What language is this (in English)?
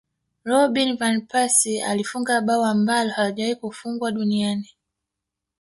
Swahili